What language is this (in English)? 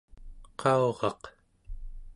Central Yupik